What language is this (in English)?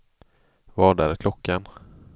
Swedish